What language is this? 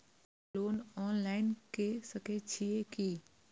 Maithili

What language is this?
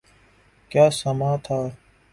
Urdu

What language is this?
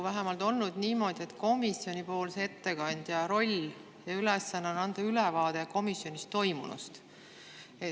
Estonian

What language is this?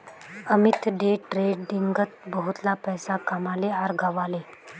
Magahi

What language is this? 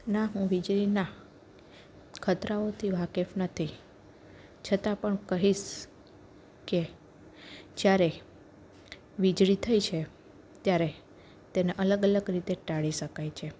Gujarati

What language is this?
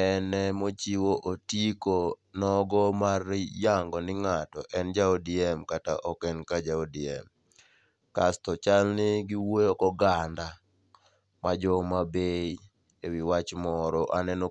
Luo (Kenya and Tanzania)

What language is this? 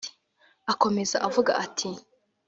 Kinyarwanda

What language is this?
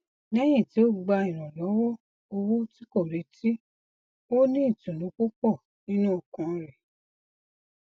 Yoruba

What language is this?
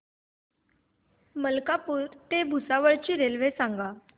Marathi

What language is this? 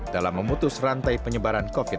Indonesian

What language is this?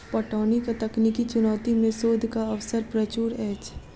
Maithili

